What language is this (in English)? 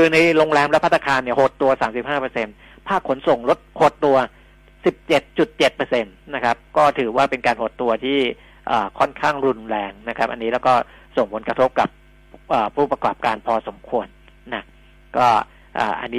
Thai